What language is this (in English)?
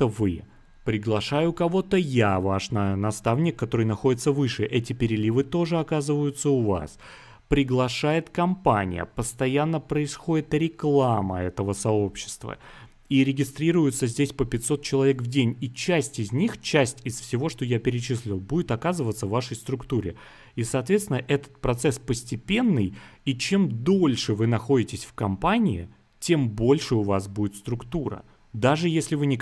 Russian